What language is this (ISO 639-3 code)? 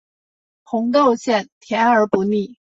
zho